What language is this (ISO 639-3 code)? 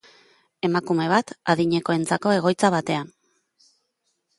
eus